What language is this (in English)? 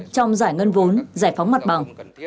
Vietnamese